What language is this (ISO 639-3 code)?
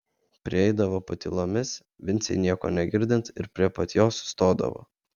lit